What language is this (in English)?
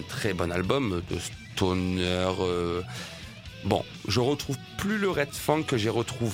French